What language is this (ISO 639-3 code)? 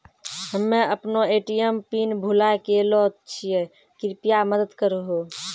mai